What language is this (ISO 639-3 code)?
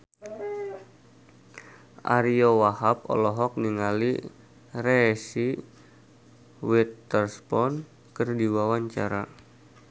sun